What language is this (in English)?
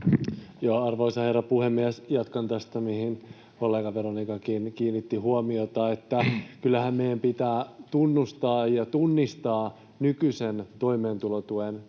Finnish